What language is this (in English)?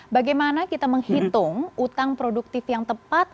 Indonesian